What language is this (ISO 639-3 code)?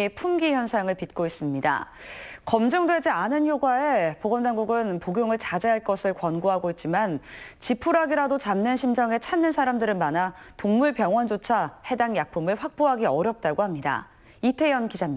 kor